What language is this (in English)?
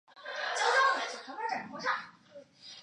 Chinese